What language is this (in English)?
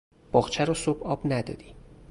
Persian